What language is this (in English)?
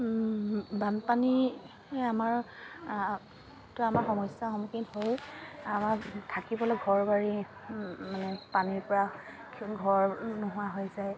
Assamese